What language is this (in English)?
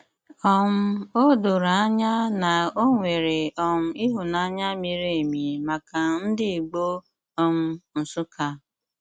Igbo